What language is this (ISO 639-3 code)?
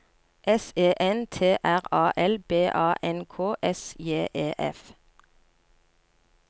nor